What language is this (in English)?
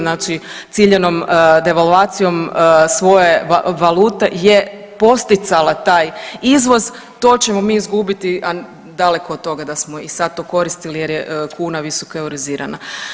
Croatian